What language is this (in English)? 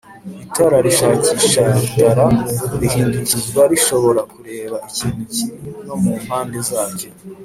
Kinyarwanda